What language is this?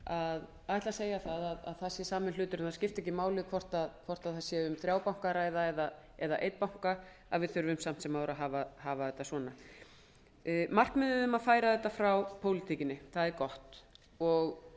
Icelandic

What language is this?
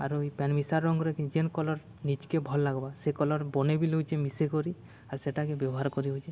Odia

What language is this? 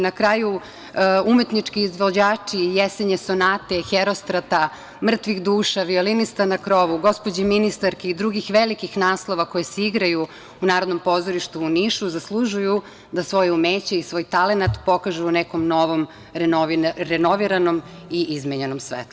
Serbian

